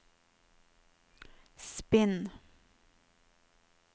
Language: Norwegian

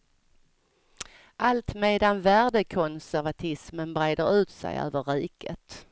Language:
Swedish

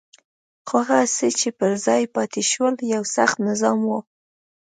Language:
Pashto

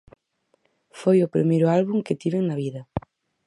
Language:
Galician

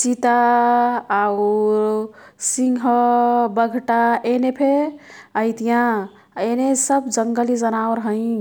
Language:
Kathoriya Tharu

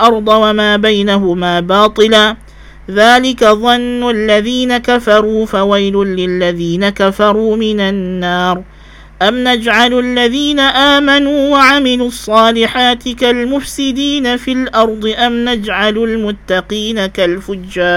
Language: Malay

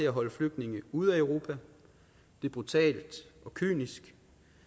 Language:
Danish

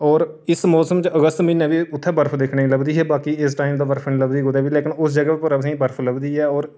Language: Dogri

